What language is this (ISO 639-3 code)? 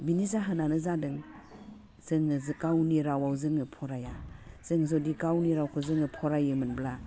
brx